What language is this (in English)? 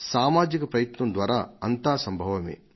Telugu